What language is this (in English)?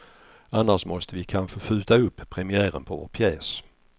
Swedish